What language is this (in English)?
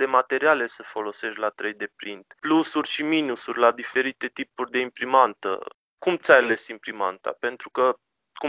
Romanian